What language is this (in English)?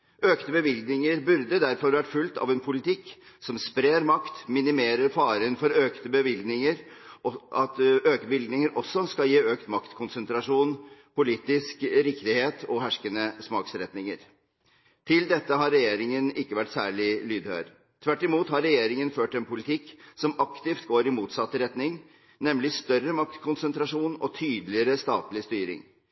Norwegian Bokmål